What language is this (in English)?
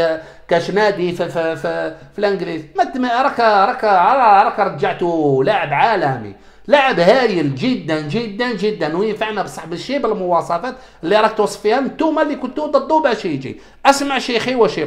Arabic